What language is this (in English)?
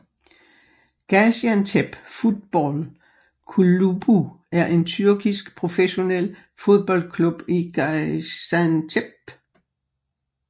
Danish